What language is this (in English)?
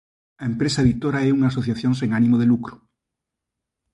Galician